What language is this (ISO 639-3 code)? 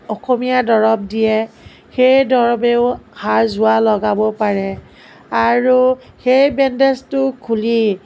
asm